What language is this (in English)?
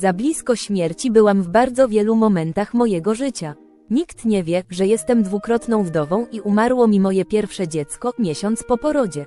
Polish